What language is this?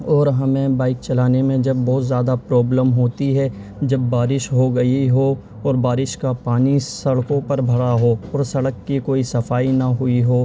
Urdu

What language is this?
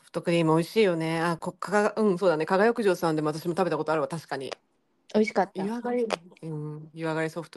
Japanese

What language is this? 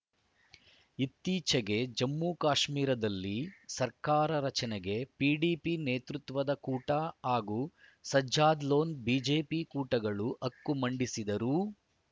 Kannada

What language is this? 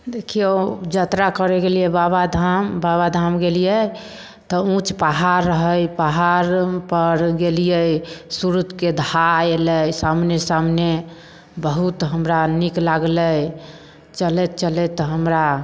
Maithili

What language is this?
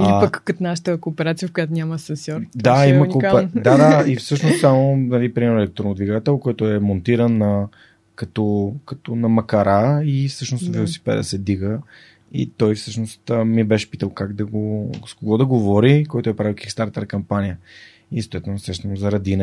Bulgarian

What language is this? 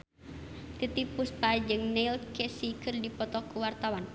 Sundanese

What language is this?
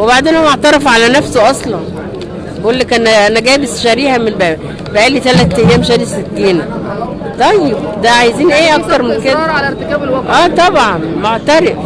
Arabic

